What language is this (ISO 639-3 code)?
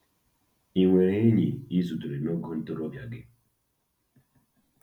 ibo